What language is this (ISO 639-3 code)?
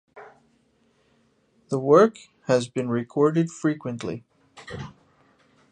eng